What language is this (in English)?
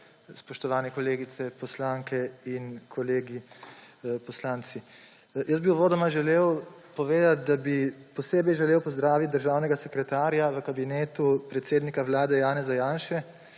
Slovenian